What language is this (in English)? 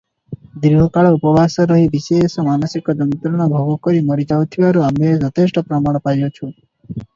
Odia